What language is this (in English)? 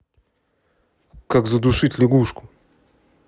Russian